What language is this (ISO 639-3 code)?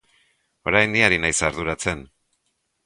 eus